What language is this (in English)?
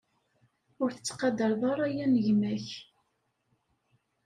Kabyle